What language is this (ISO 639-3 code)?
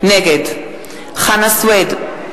heb